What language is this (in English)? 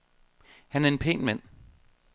Danish